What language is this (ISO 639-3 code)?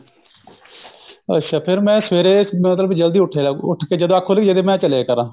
pan